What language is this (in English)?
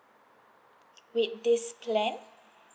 English